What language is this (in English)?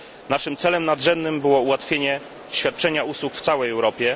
Polish